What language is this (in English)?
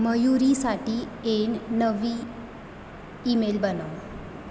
Marathi